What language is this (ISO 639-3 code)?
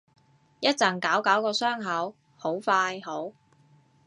yue